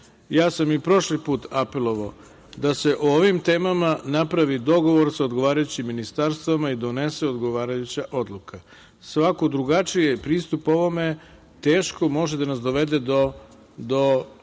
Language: Serbian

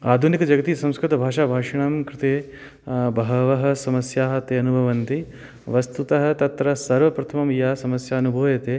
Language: Sanskrit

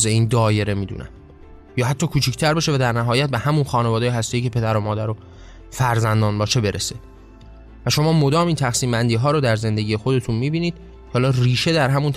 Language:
Persian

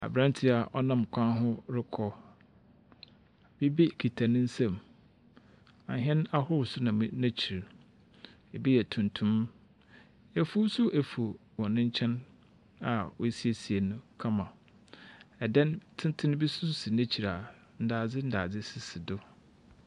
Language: Akan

